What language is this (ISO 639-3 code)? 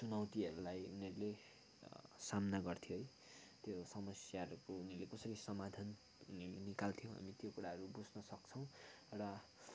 nep